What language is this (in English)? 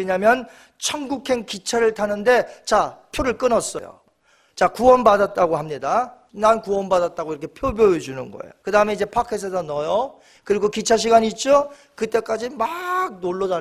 Korean